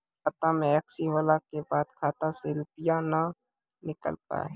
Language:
Maithili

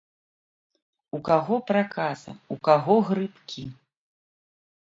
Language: Belarusian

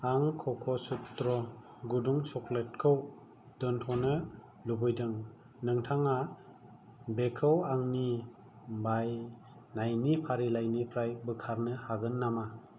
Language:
Bodo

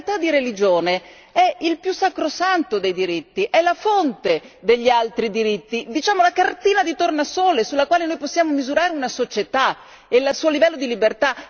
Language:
Italian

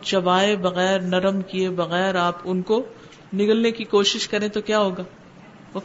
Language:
Urdu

